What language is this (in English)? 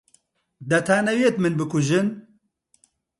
Central Kurdish